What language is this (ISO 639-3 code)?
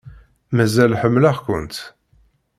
kab